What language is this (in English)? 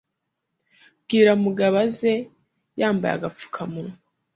Kinyarwanda